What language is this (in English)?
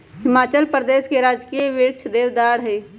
Magahi